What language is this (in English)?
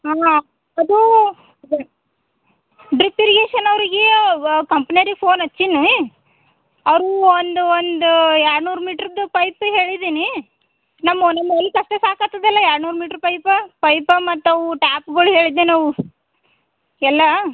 Kannada